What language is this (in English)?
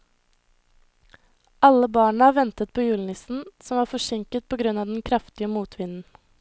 Norwegian